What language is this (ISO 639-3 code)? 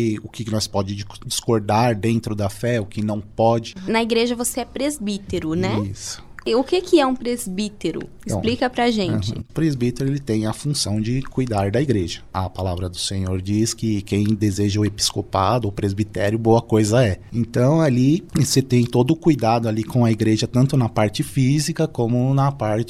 por